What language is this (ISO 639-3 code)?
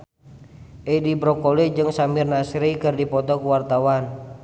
sun